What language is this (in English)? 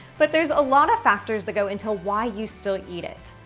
English